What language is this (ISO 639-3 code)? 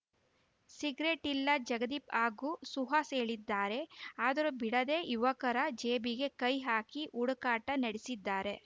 kan